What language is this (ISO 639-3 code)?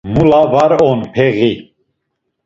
lzz